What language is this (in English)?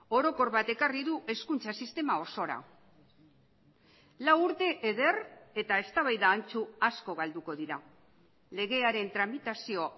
Basque